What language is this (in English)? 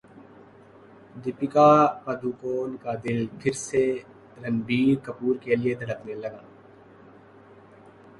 Urdu